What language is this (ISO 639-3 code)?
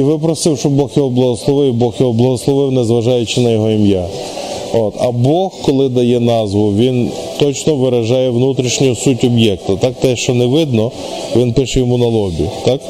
ukr